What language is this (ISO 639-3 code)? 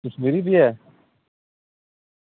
doi